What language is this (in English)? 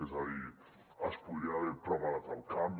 Catalan